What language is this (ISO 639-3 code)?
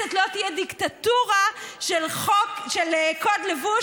heb